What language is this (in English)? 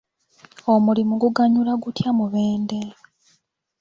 Ganda